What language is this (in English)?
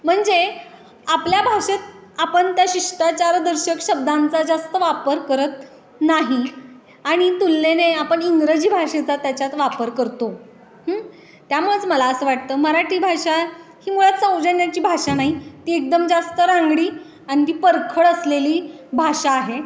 Marathi